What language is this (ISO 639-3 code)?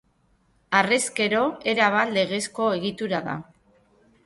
eus